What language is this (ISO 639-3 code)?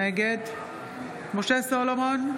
heb